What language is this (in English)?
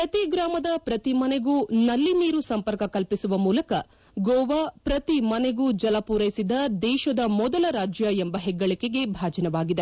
Kannada